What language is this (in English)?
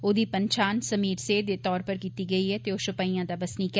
Dogri